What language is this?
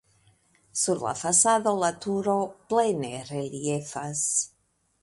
Esperanto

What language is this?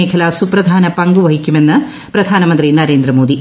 Malayalam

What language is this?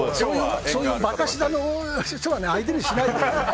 Japanese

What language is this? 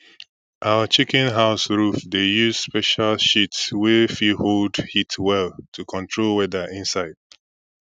Nigerian Pidgin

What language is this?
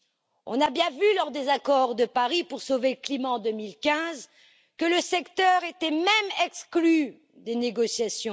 French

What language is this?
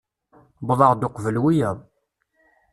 Kabyle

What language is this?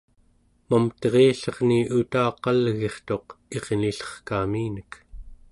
Central Yupik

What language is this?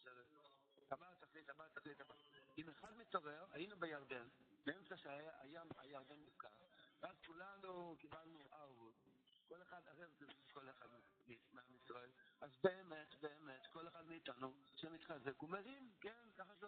Hebrew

